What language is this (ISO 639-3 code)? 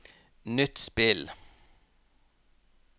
nor